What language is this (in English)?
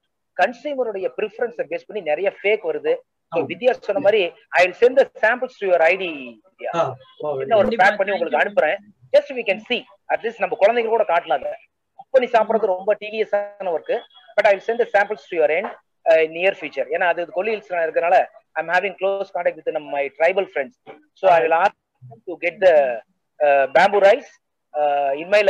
Tamil